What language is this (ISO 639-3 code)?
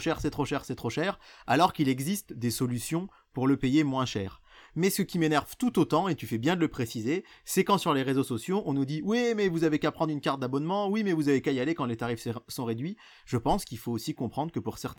fra